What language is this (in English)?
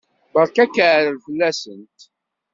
Kabyle